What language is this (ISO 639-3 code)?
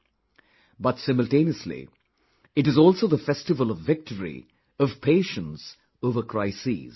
eng